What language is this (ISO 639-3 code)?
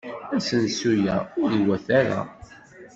kab